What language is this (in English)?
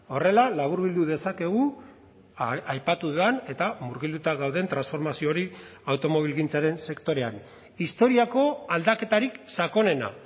Basque